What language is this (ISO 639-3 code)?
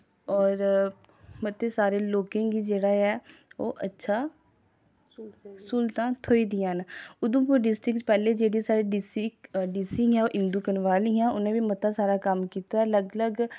doi